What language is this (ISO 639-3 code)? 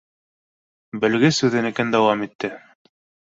bak